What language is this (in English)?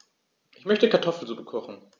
German